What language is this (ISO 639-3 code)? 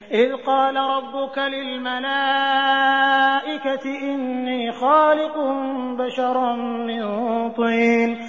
ara